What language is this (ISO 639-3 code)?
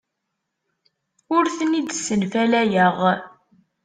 kab